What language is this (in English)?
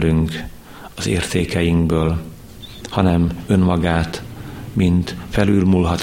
Hungarian